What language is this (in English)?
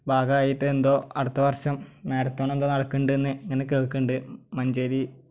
Malayalam